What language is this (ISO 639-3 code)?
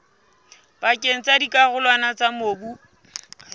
sot